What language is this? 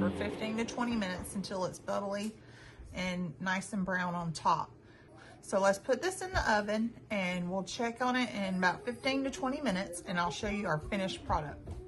English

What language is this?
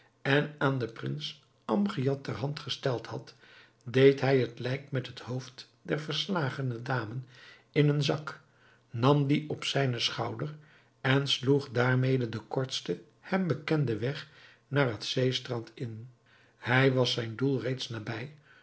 Dutch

